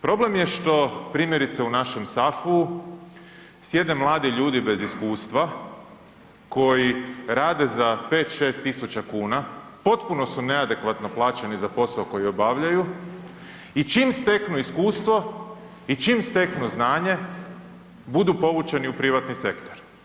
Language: Croatian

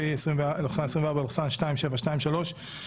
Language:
Hebrew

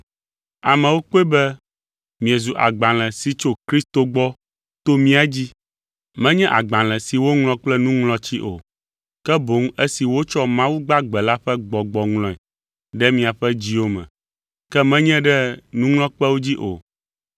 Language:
Ewe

